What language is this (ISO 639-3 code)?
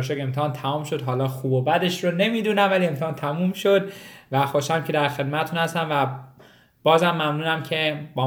fas